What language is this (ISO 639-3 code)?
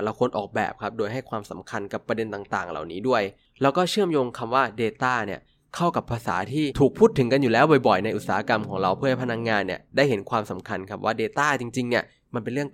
tha